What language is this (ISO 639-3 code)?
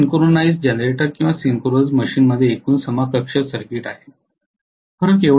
mar